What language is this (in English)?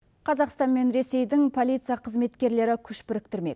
Kazakh